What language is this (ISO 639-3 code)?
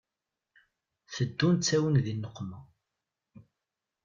kab